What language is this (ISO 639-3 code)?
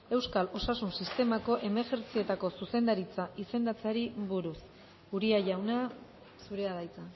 eus